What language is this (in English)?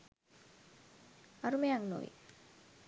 Sinhala